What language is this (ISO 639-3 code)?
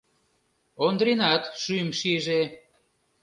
chm